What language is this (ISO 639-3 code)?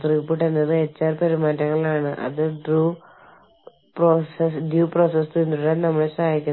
mal